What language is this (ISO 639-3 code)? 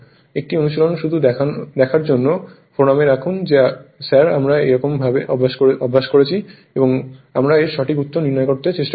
ben